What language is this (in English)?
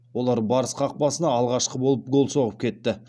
Kazakh